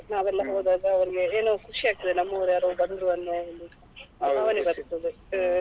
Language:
Kannada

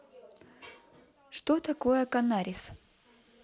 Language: Russian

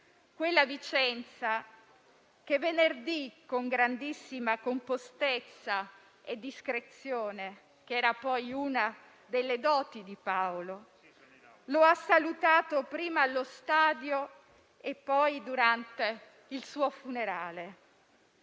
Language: Italian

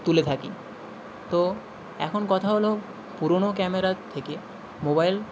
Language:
Bangla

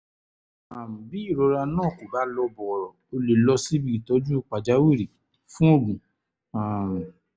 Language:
Yoruba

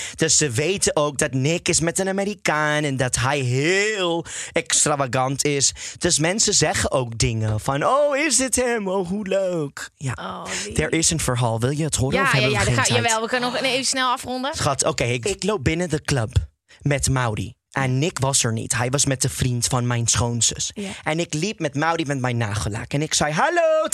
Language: Dutch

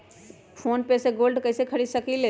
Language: Magahi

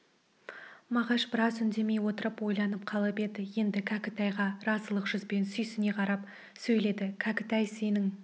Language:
Kazakh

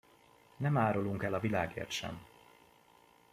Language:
Hungarian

